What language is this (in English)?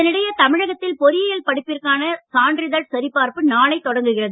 Tamil